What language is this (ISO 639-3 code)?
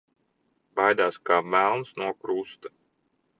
lav